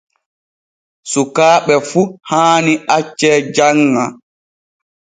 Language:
Borgu Fulfulde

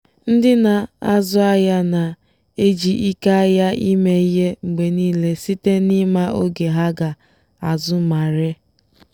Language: Igbo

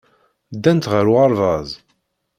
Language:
Kabyle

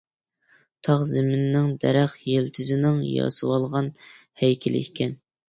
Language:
Uyghur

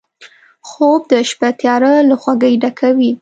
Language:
Pashto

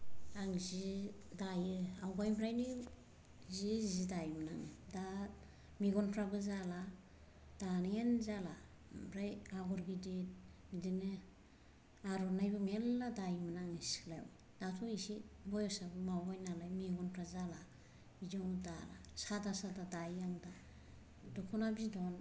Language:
Bodo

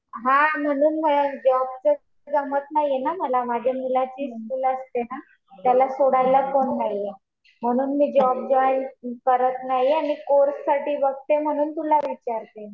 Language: Marathi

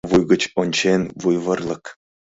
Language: Mari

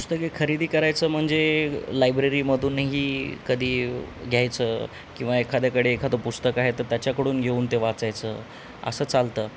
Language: Marathi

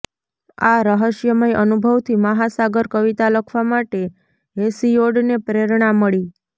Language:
Gujarati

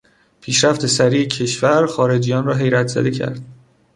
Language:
Persian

